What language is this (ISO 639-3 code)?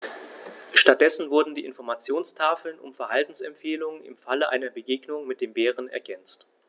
deu